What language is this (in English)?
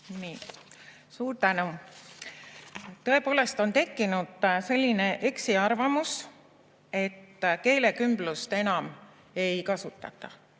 Estonian